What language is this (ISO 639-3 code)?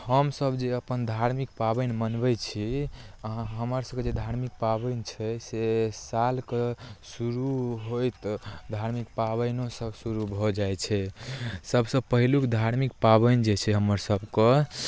mai